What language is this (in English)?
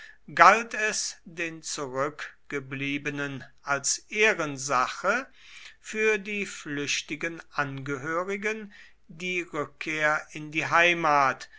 German